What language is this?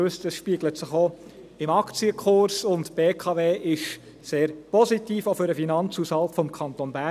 Swiss German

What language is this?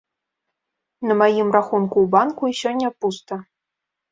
Belarusian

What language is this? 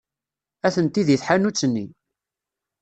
Kabyle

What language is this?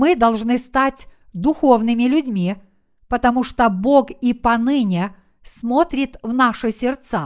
Russian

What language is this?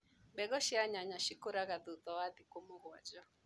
Kikuyu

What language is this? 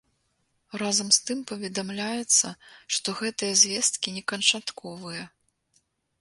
Belarusian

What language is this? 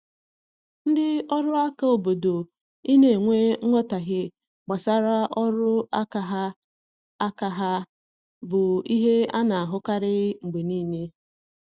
Igbo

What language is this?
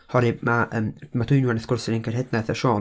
Welsh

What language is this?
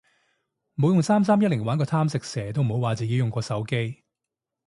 Cantonese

